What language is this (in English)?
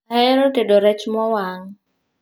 Luo (Kenya and Tanzania)